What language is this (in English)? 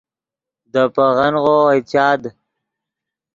Yidgha